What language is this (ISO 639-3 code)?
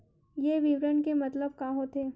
hne